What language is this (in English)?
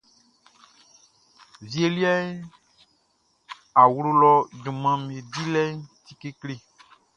Baoulé